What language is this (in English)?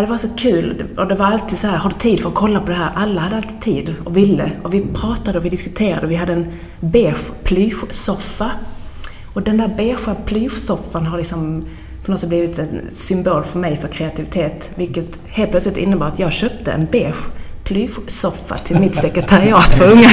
Swedish